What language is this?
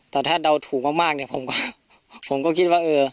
Thai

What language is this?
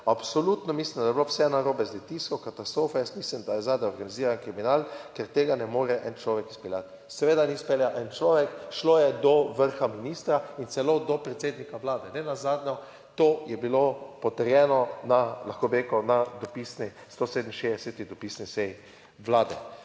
Slovenian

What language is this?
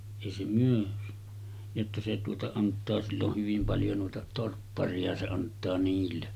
Finnish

